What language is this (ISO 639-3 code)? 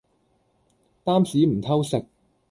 yue